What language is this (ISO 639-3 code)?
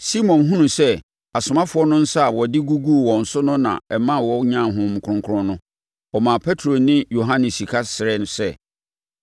aka